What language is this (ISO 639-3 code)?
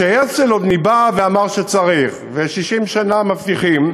heb